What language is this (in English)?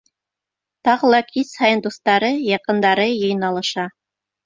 Bashkir